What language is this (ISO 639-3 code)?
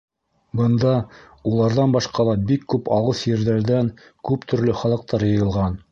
bak